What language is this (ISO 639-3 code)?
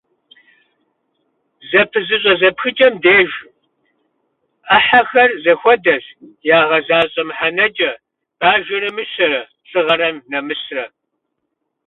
kbd